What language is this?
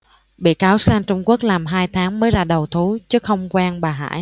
Vietnamese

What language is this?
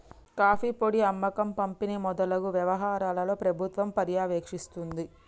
Telugu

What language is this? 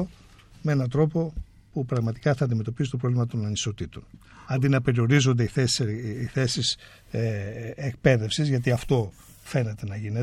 Greek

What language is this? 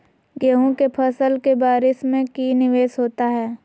Magahi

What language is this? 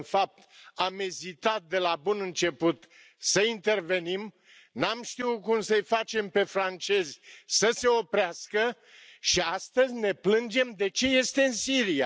Romanian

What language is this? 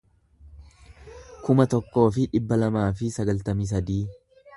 Oromo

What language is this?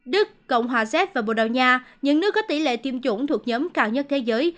Vietnamese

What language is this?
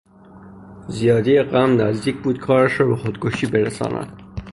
Persian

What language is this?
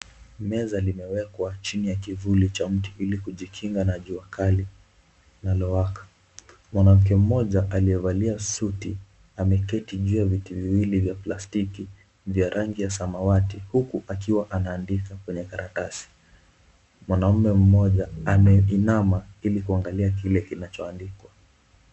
Swahili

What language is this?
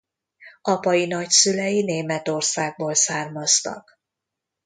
Hungarian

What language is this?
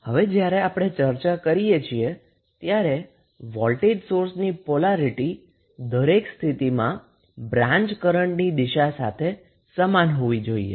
Gujarati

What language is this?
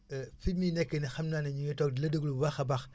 Wolof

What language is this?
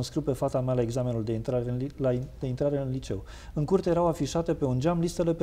Romanian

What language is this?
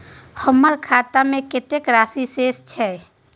Maithili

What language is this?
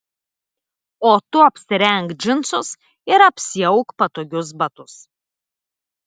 Lithuanian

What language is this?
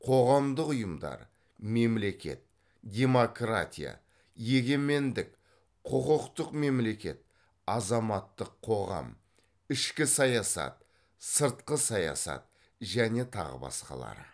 Kazakh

